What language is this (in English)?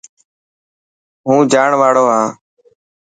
Dhatki